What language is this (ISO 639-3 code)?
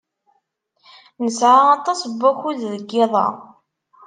kab